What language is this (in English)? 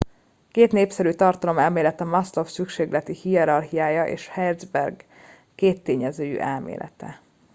Hungarian